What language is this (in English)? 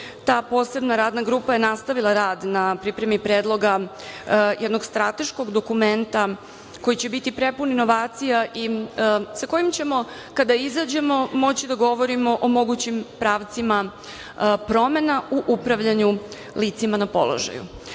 Serbian